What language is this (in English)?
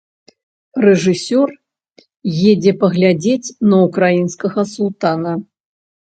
Belarusian